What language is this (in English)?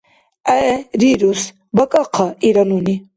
Dargwa